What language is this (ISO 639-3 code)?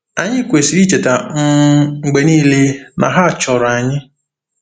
ibo